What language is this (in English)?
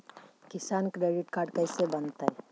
Magahi